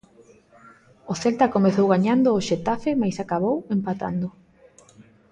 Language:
Galician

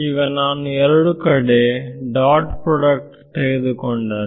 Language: Kannada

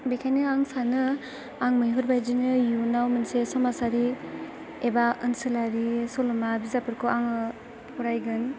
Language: Bodo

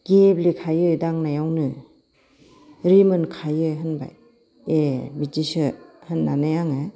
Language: Bodo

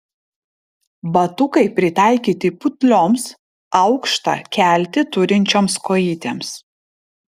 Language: Lithuanian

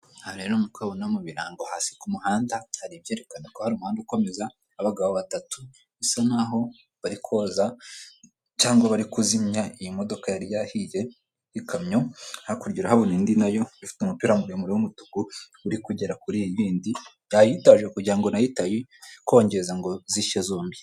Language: Kinyarwanda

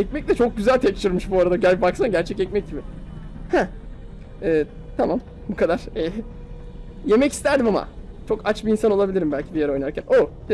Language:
Turkish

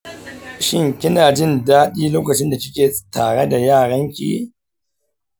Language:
Hausa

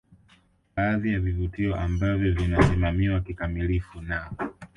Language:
Swahili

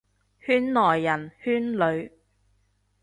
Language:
Cantonese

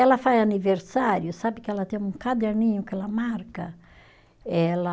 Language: Portuguese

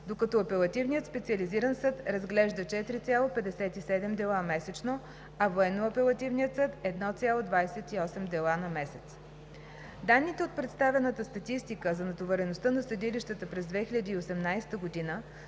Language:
Bulgarian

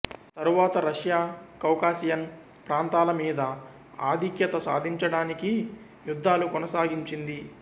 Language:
Telugu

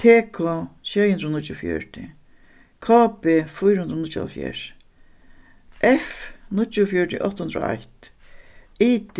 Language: Faroese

